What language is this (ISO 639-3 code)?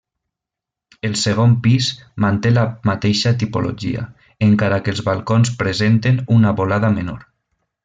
cat